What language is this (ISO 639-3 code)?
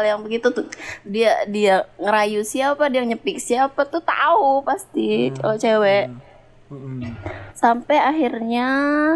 ind